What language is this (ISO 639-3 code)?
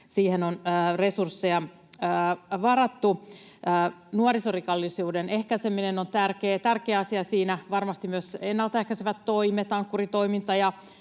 fin